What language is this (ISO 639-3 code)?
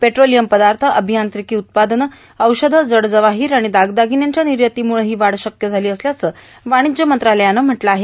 mar